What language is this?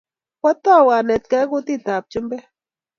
Kalenjin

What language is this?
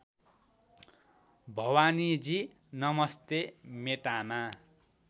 Nepali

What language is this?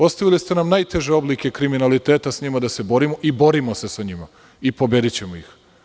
Serbian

